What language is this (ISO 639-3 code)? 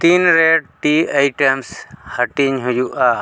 sat